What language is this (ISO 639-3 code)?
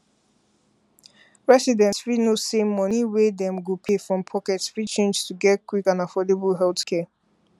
pcm